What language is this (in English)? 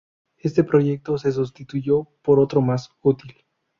Spanish